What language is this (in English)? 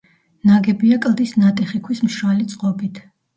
Georgian